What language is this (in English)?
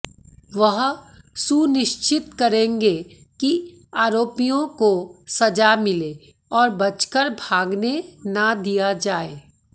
Hindi